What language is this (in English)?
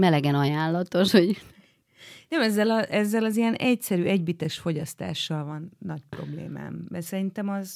Hungarian